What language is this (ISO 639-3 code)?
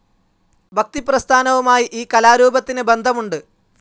mal